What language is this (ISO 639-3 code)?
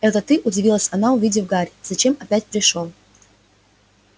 rus